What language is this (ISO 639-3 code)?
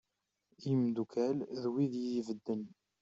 kab